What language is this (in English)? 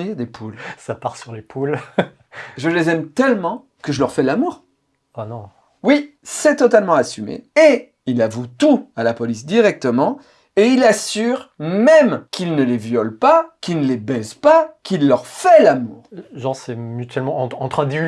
French